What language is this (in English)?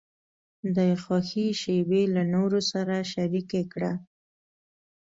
Pashto